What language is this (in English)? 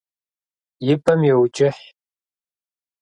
Kabardian